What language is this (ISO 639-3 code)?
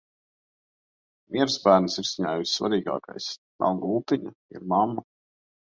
lav